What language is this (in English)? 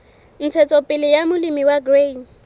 Southern Sotho